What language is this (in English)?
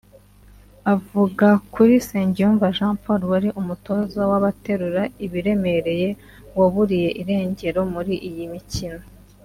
Kinyarwanda